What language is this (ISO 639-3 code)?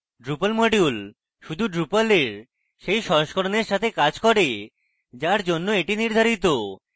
ben